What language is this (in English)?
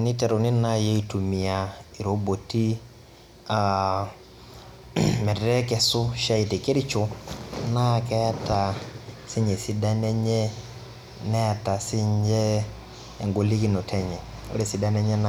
Masai